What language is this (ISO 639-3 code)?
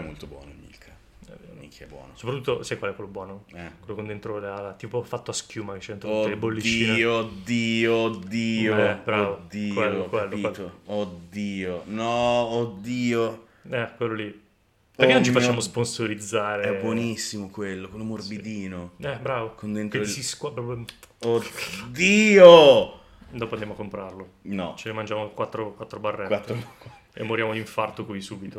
ita